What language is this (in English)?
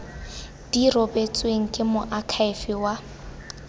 Tswana